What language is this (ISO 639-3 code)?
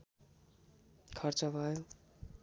nep